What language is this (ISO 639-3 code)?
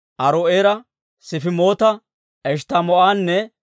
dwr